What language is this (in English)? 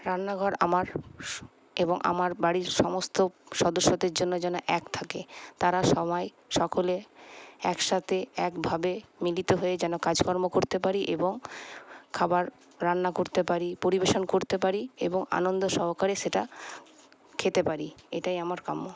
Bangla